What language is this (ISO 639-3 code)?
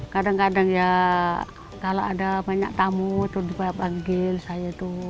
ind